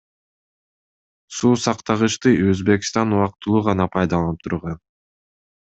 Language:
Kyrgyz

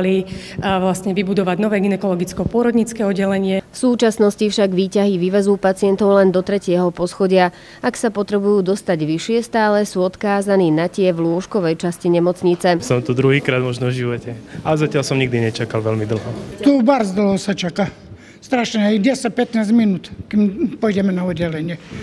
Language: Russian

